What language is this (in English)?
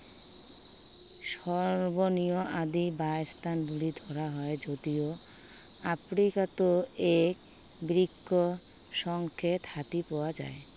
Assamese